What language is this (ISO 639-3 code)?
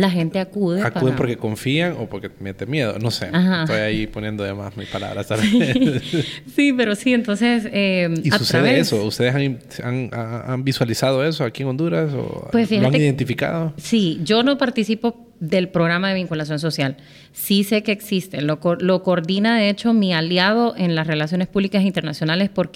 spa